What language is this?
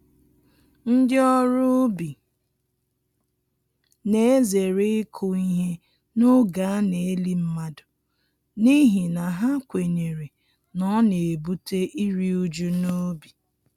Igbo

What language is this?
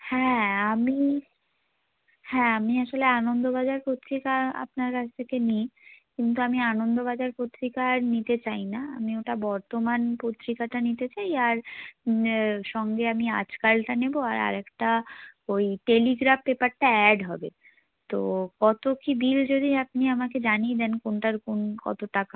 Bangla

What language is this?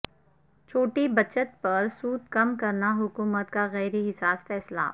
Urdu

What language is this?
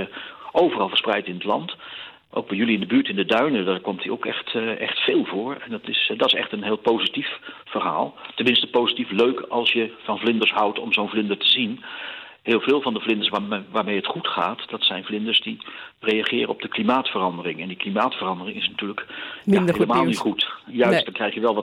Dutch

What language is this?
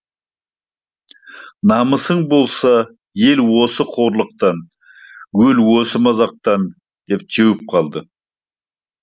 Kazakh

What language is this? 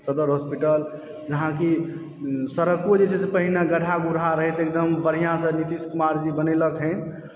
Maithili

